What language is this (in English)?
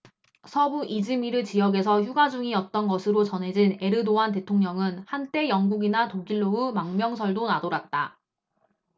Korean